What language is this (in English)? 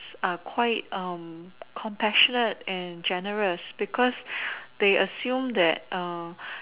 English